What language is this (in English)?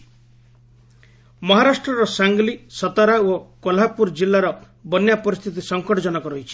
Odia